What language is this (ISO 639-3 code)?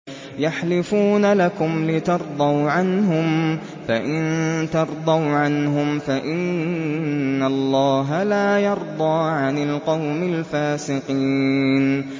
ara